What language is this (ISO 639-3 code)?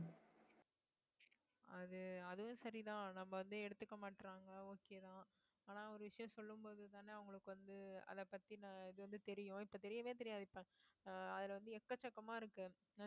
tam